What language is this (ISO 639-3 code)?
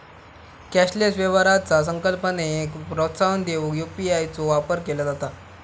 mar